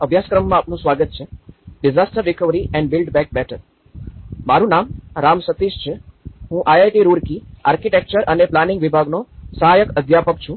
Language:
Gujarati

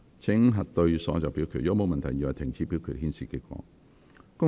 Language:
Cantonese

